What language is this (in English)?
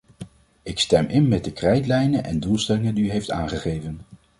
Dutch